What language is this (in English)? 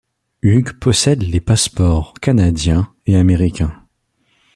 French